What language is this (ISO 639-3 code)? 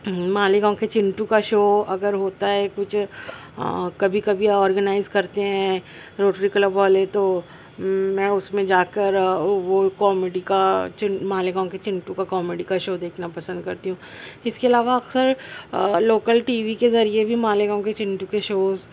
urd